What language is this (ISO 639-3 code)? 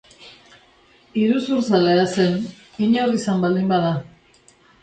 eus